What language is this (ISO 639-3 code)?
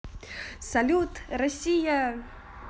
rus